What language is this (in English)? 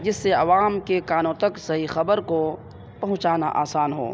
Urdu